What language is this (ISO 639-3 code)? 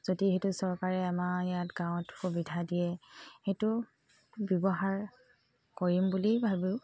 asm